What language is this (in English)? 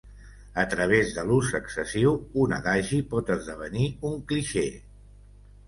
Catalan